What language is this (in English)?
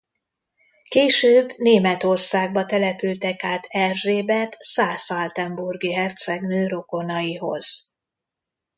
Hungarian